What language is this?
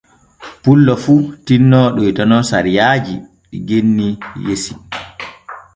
Borgu Fulfulde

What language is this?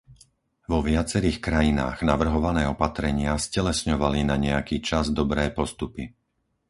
Slovak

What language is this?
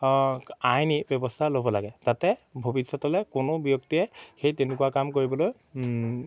Assamese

